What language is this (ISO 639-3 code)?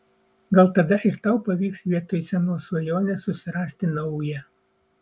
lit